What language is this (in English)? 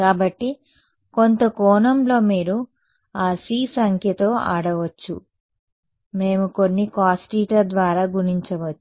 Telugu